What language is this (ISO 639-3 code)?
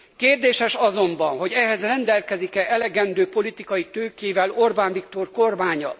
hun